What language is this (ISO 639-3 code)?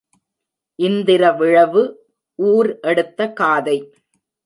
tam